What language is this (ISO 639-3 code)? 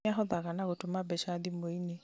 kik